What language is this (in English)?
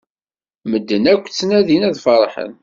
Kabyle